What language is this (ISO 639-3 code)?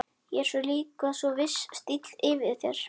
isl